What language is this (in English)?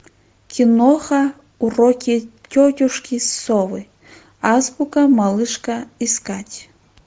Russian